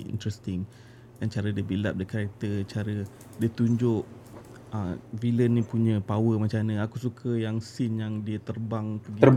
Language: Malay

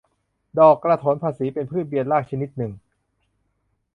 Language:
Thai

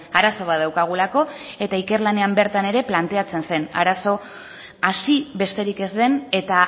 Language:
Basque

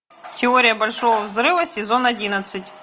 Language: Russian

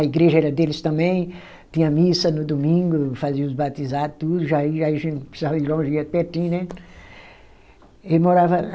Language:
Portuguese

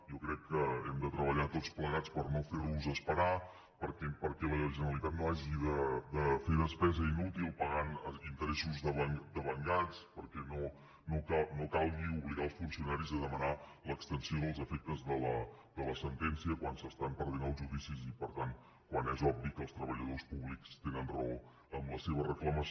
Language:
Catalan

